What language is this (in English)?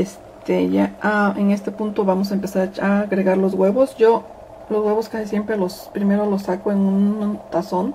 Spanish